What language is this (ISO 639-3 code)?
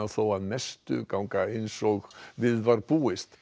isl